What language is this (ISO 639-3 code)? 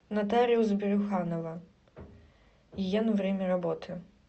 rus